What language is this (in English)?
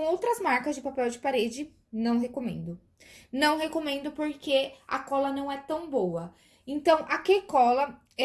Portuguese